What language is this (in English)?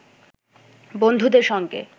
Bangla